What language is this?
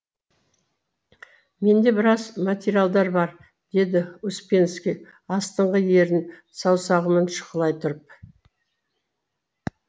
Kazakh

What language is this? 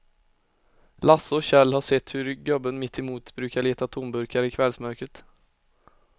Swedish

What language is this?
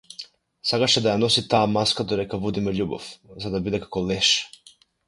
Macedonian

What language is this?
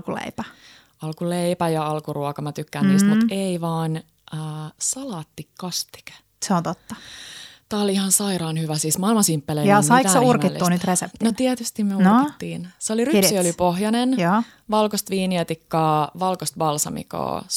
Finnish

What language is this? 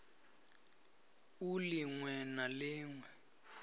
Venda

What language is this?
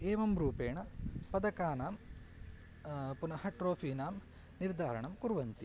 Sanskrit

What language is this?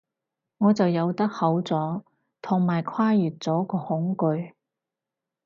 Cantonese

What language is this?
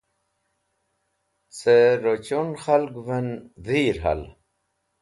Wakhi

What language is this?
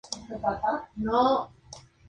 Spanish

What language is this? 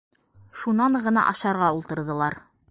Bashkir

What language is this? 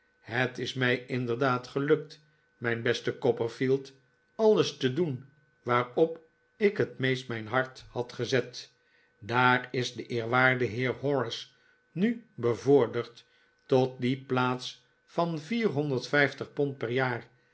Dutch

